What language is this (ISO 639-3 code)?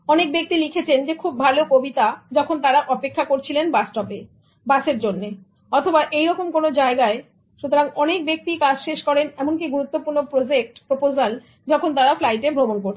ben